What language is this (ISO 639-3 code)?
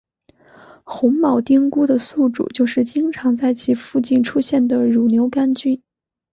zho